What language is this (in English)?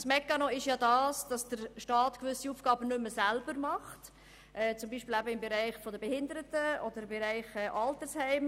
Swiss German